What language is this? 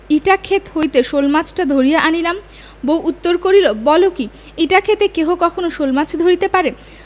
Bangla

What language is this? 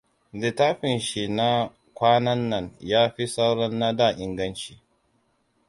Hausa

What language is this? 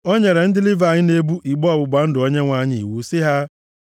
Igbo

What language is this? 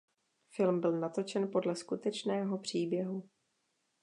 Czech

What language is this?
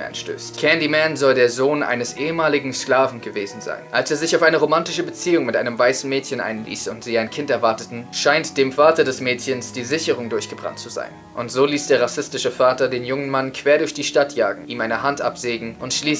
German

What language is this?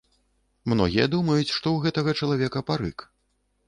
Belarusian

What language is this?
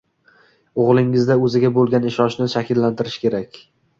Uzbek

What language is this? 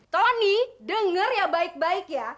Indonesian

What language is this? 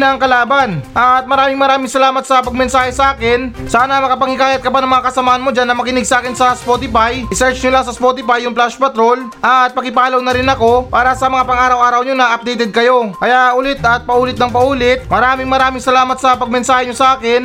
Filipino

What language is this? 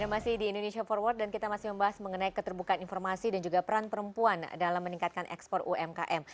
Indonesian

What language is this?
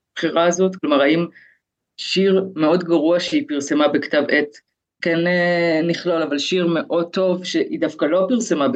Hebrew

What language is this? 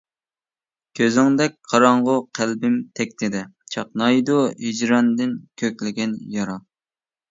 Uyghur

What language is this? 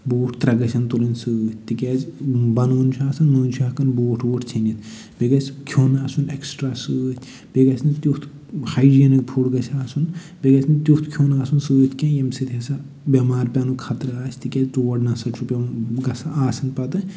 Kashmiri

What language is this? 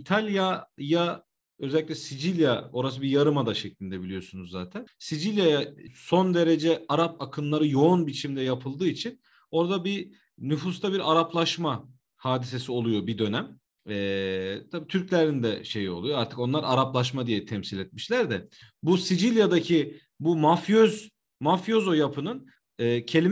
Turkish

